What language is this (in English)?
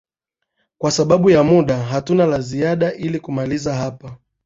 Swahili